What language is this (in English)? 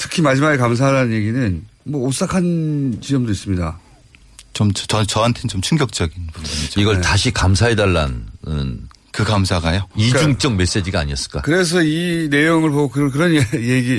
Korean